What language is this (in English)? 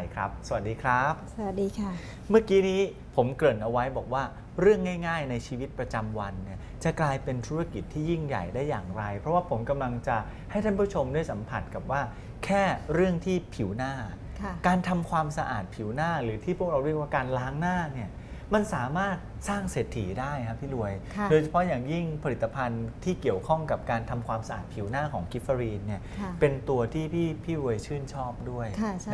Thai